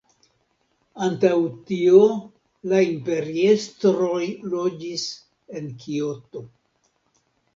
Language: Esperanto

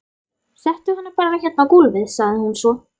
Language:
Icelandic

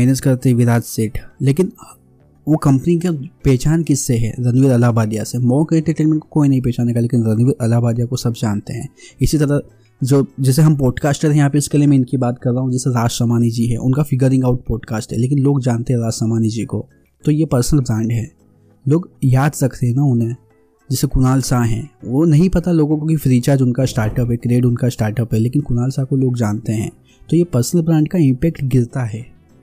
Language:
Hindi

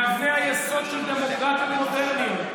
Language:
Hebrew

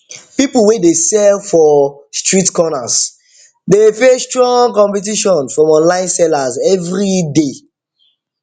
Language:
Nigerian Pidgin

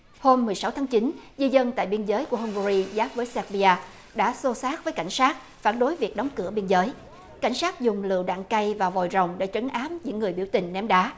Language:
Vietnamese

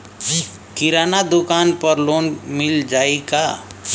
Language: Bhojpuri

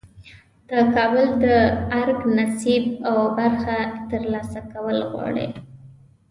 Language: Pashto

